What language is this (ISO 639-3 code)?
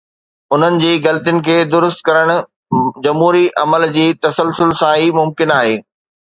snd